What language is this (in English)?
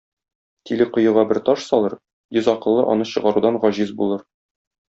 Tatar